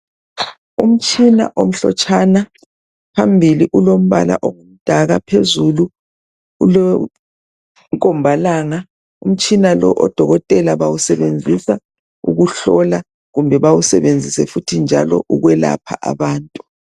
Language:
North Ndebele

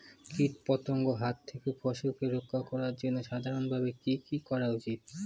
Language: Bangla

